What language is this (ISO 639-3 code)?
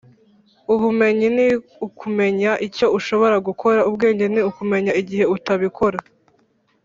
kin